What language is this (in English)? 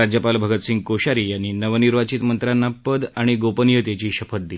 Marathi